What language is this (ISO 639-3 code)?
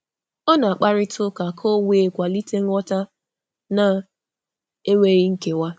ibo